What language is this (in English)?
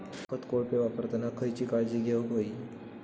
Marathi